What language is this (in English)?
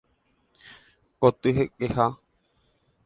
Guarani